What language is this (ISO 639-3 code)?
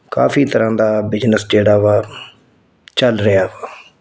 pan